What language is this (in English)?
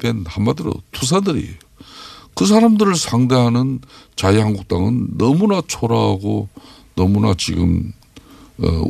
Korean